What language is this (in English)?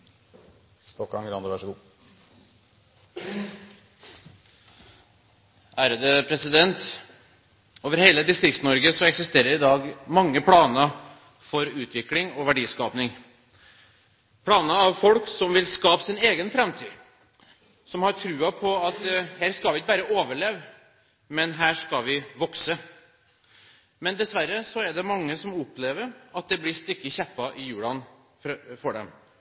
Norwegian Bokmål